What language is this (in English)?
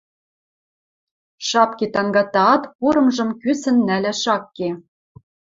Western Mari